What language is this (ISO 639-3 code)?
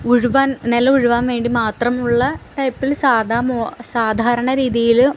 mal